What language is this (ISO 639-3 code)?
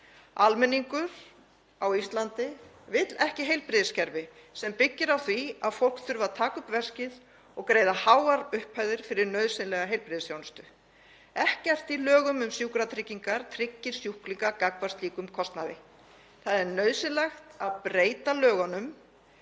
isl